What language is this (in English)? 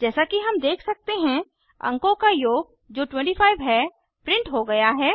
Hindi